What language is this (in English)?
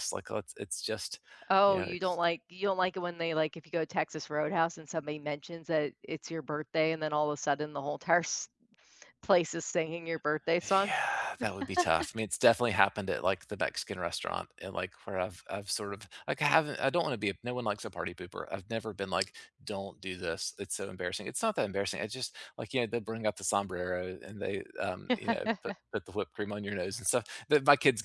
English